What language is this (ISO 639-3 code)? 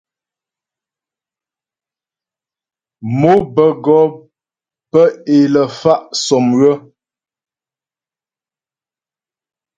bbj